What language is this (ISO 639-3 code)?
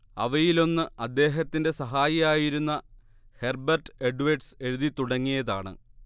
mal